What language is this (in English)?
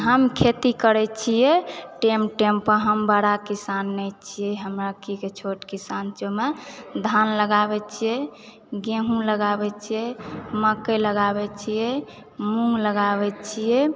Maithili